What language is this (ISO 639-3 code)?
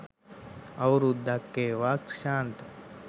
sin